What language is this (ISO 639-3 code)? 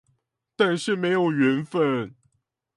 zho